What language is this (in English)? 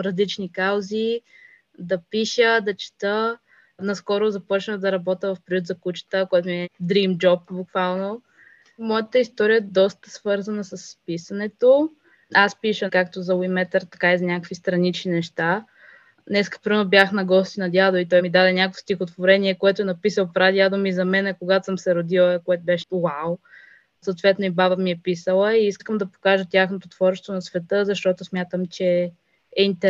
Bulgarian